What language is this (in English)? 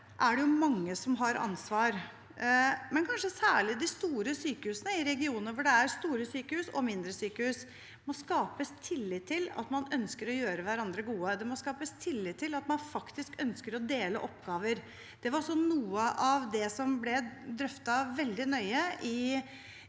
Norwegian